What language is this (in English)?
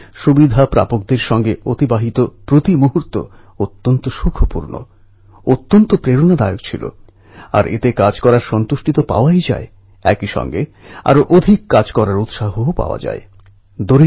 Bangla